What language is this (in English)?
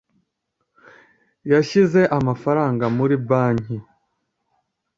Kinyarwanda